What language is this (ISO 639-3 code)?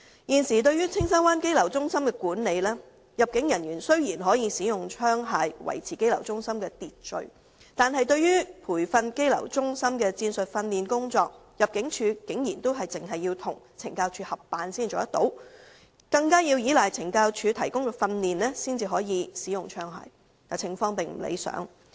yue